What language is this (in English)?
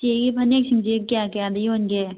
Manipuri